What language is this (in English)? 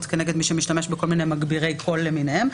Hebrew